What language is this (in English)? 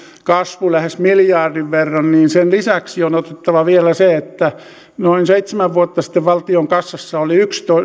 Finnish